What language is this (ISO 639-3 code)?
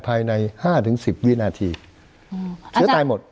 tha